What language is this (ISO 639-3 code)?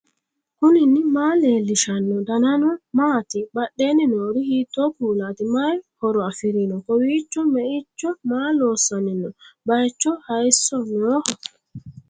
sid